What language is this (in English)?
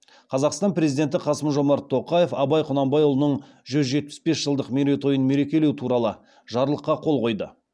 Kazakh